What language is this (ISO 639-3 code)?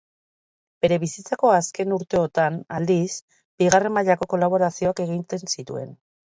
eus